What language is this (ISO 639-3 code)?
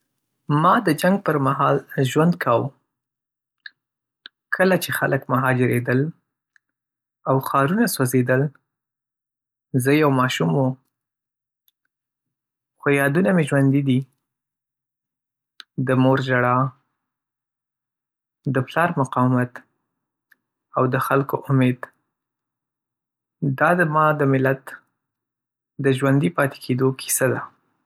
pus